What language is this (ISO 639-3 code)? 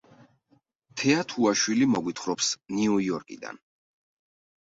kat